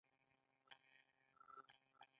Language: Pashto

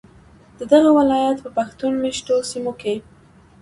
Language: Pashto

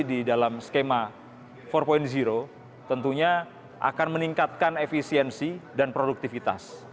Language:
Indonesian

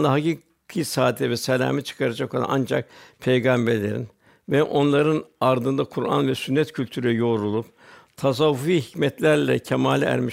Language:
Turkish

